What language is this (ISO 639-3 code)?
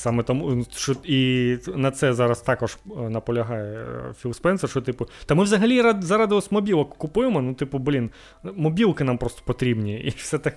ukr